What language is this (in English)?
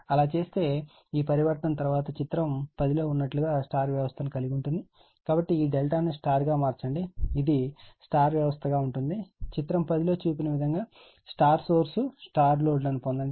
Telugu